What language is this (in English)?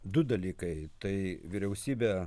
Lithuanian